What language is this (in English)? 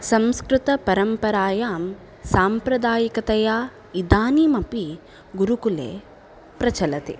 Sanskrit